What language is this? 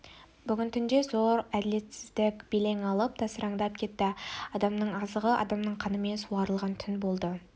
Kazakh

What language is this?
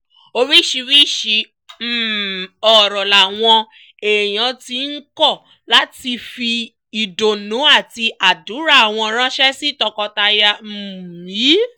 Yoruba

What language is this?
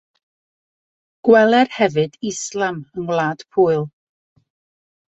Welsh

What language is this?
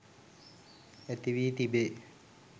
Sinhala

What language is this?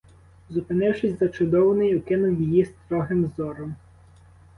Ukrainian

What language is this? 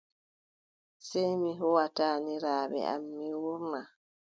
Adamawa Fulfulde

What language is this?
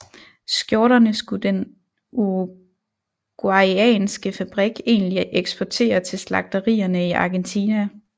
Danish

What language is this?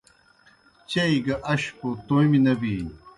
Kohistani Shina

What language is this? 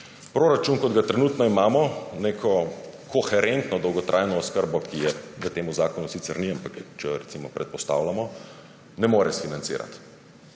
Slovenian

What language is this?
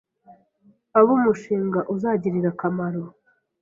Kinyarwanda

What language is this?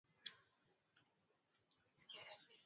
Swahili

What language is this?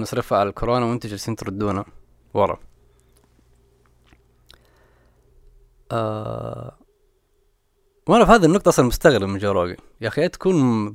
Arabic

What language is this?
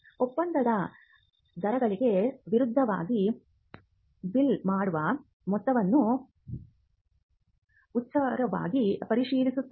Kannada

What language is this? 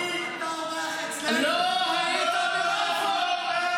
Hebrew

